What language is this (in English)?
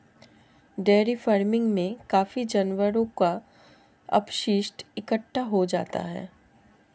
Hindi